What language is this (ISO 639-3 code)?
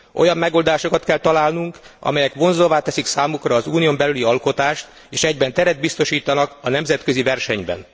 hun